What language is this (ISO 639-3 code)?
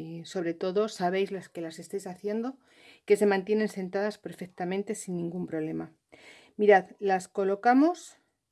spa